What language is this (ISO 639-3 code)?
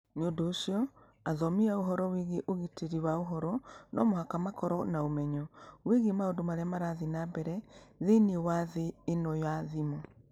kik